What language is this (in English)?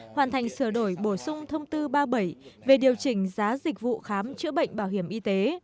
Vietnamese